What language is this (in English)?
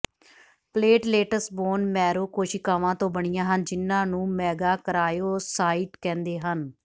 Punjabi